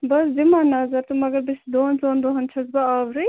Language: Kashmiri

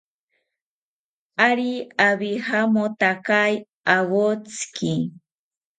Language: South Ucayali Ashéninka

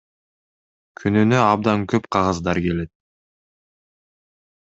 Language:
Kyrgyz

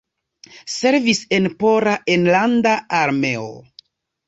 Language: Esperanto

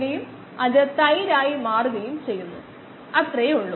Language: Malayalam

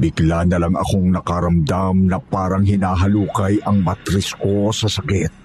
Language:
Filipino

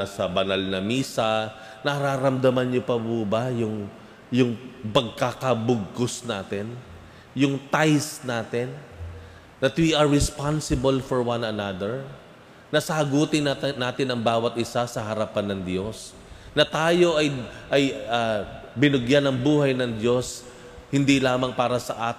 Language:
Filipino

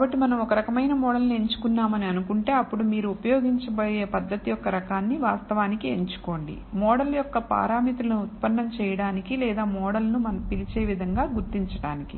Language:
Telugu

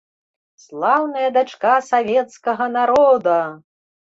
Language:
Belarusian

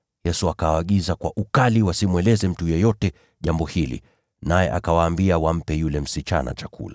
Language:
Swahili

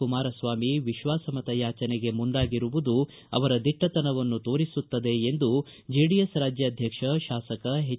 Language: Kannada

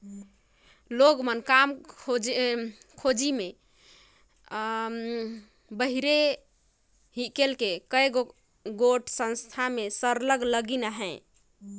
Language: Chhattisgarhi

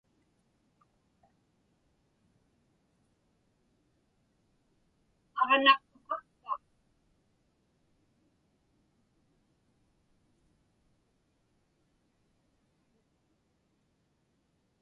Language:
Inupiaq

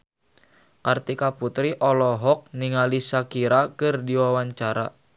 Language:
Sundanese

